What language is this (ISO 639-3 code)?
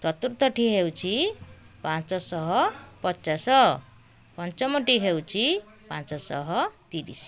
ori